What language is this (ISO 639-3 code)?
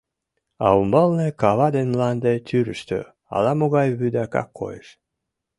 chm